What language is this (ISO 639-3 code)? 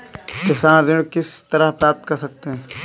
hin